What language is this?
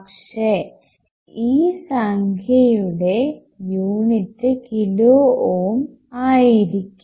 Malayalam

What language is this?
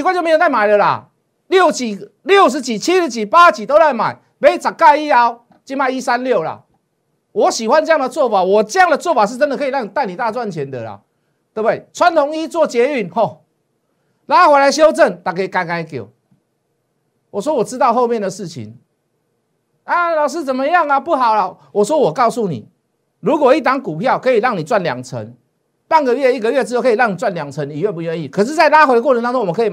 Chinese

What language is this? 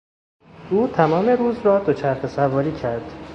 Persian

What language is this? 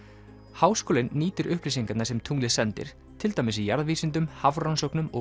Icelandic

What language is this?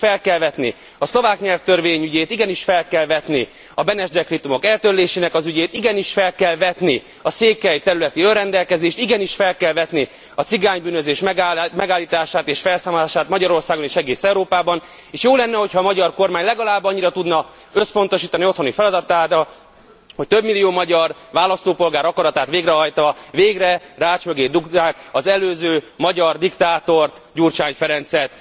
Hungarian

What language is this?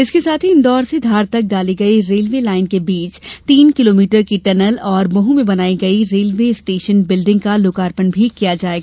Hindi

